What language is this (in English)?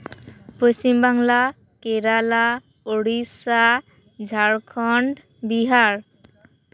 Santali